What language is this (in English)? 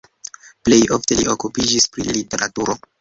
Esperanto